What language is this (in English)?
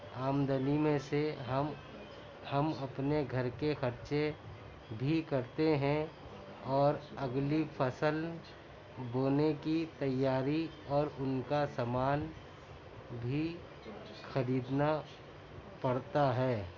Urdu